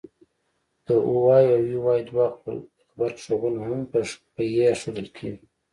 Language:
Pashto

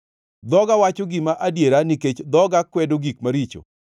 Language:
Luo (Kenya and Tanzania)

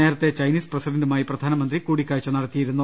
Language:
Malayalam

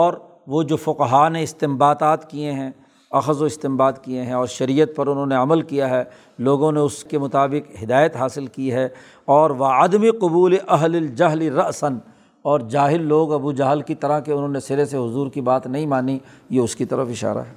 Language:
Urdu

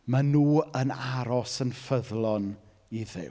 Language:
Welsh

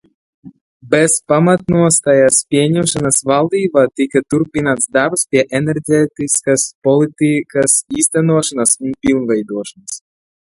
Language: Latvian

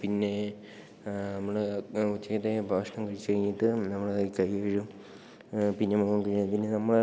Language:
Malayalam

